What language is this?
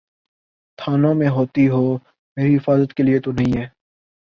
Urdu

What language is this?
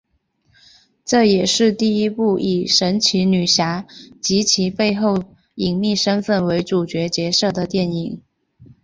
Chinese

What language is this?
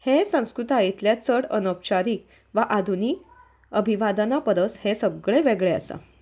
Konkani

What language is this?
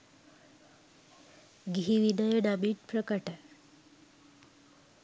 Sinhala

